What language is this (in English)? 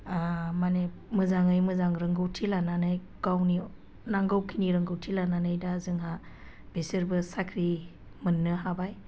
Bodo